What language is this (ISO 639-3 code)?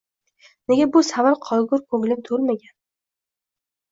uzb